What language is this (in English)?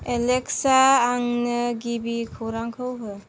Bodo